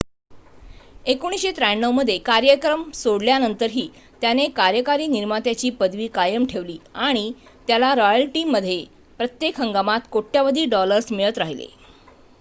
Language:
Marathi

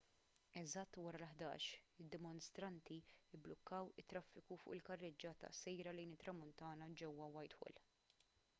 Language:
Maltese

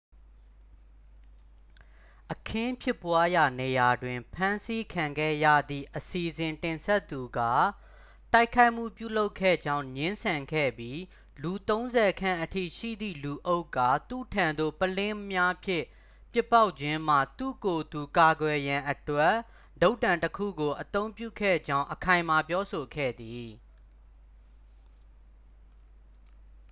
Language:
Burmese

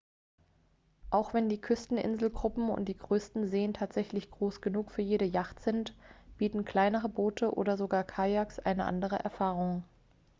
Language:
German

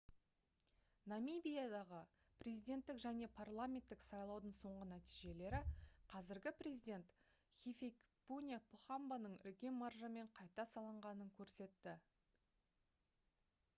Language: Kazakh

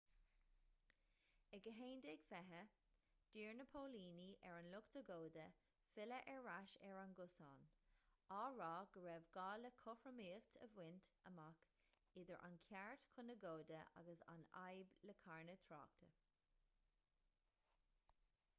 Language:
Irish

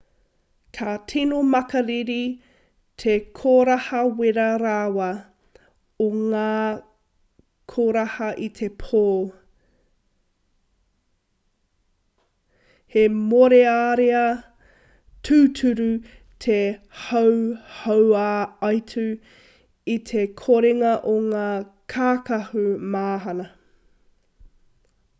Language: Māori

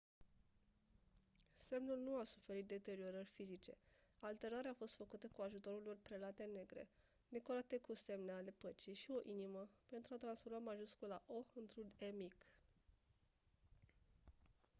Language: Romanian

